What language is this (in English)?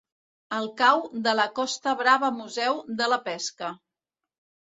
Catalan